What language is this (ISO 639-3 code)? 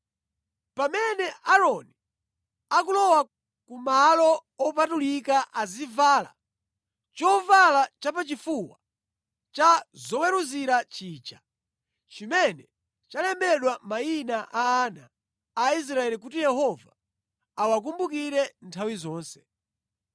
nya